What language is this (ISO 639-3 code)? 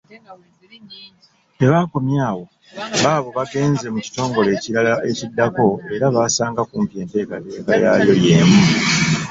lug